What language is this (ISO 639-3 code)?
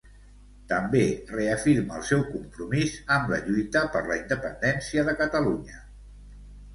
cat